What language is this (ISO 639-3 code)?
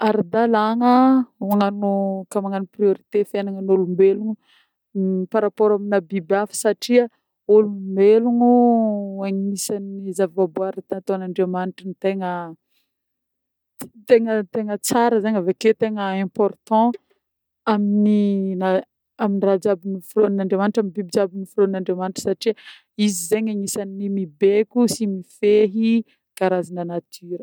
bmm